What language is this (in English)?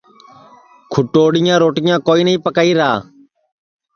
Sansi